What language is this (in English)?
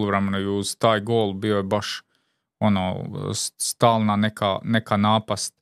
Croatian